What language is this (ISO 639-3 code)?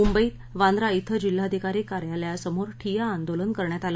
mar